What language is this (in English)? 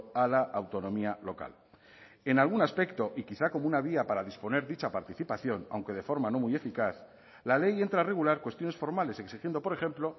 Spanish